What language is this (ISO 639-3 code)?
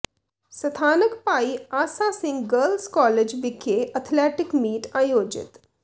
pan